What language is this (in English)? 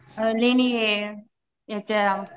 Marathi